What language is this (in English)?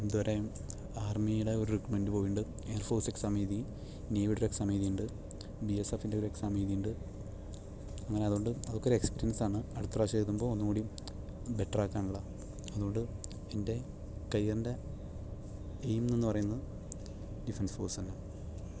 Malayalam